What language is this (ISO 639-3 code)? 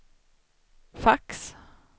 swe